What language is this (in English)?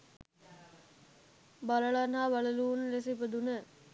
Sinhala